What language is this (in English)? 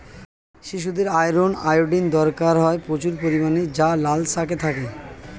Bangla